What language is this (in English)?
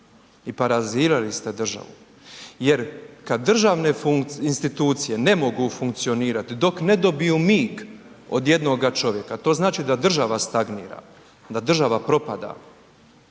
Croatian